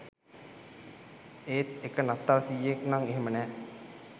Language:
Sinhala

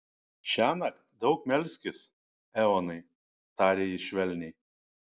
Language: Lithuanian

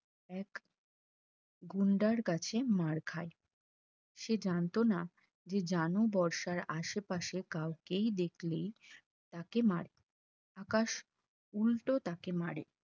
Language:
Bangla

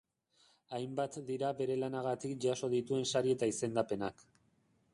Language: Basque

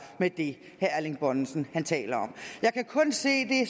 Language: Danish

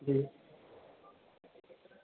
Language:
Dogri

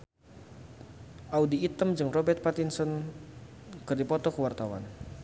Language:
Sundanese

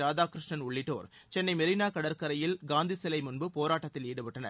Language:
Tamil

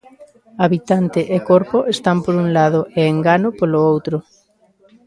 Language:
Galician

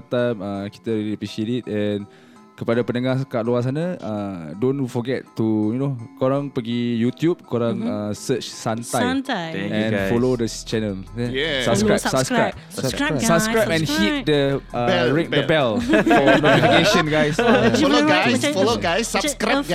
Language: Malay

